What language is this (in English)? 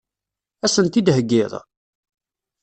Kabyle